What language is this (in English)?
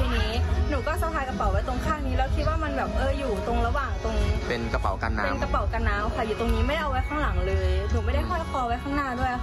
Thai